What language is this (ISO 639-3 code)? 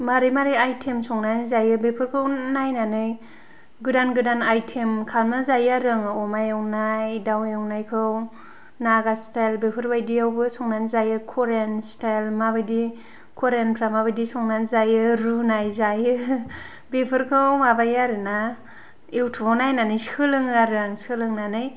brx